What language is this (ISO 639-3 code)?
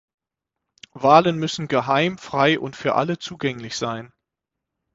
deu